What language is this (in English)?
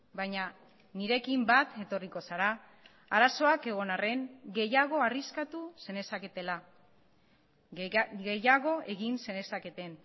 Basque